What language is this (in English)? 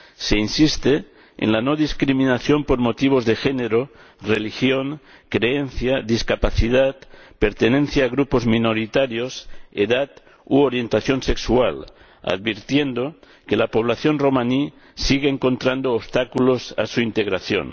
Spanish